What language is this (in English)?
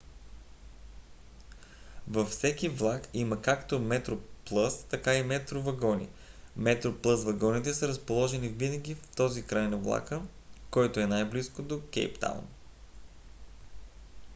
Bulgarian